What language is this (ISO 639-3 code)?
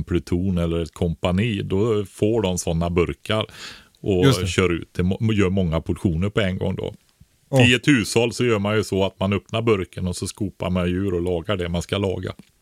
swe